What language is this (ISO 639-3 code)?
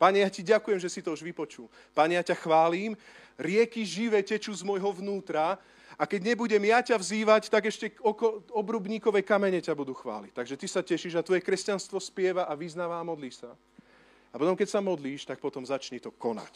slk